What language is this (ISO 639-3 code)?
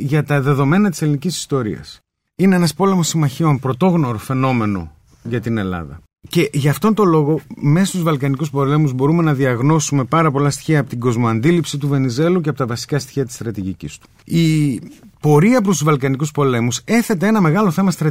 ell